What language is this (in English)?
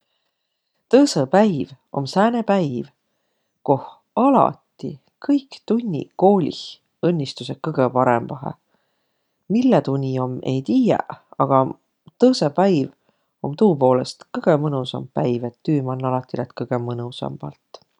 Võro